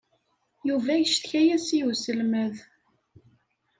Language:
Kabyle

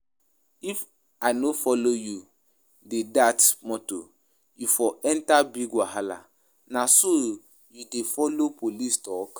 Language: Nigerian Pidgin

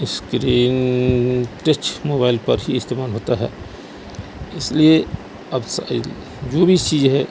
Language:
Urdu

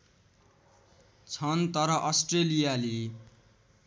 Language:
Nepali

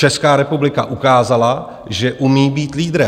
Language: Czech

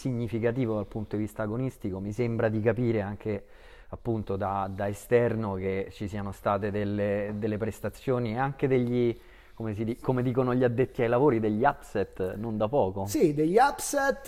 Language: Italian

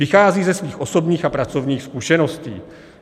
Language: Czech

